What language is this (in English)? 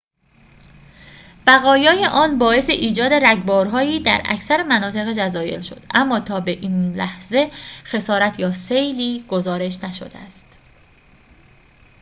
Persian